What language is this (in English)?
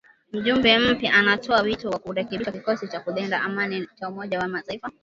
Swahili